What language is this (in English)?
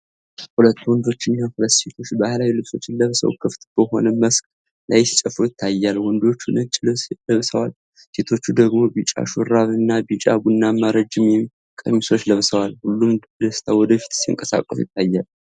Amharic